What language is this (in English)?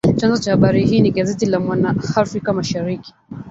Swahili